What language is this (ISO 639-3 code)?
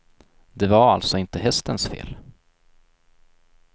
swe